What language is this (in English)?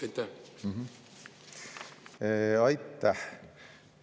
Estonian